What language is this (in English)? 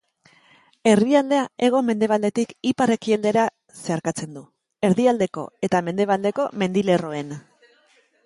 Basque